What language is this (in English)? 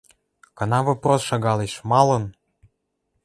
Western Mari